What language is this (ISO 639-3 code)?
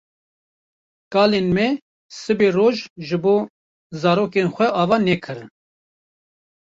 kur